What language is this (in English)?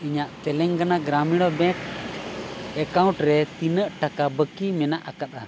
Santali